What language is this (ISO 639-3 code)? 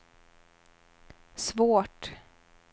swe